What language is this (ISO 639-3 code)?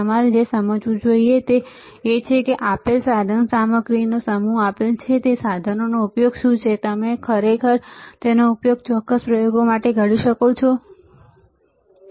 guj